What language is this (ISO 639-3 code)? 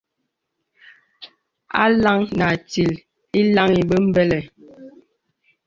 beb